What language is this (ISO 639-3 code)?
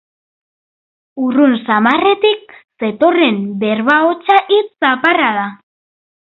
eus